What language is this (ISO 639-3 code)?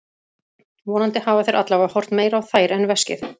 isl